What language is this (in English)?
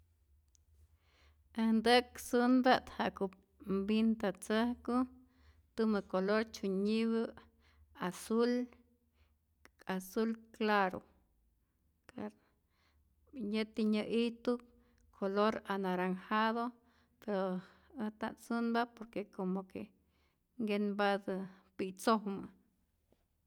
Rayón Zoque